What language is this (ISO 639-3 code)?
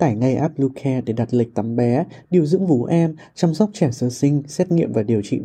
vie